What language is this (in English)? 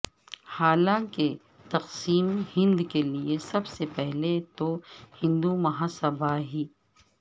Urdu